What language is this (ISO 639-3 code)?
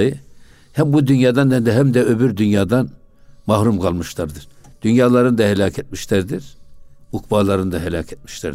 tur